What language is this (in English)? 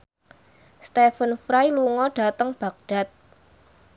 Javanese